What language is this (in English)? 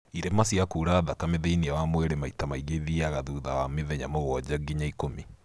Kikuyu